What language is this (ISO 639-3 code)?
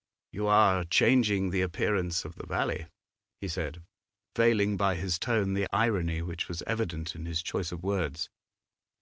eng